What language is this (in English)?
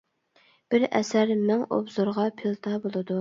Uyghur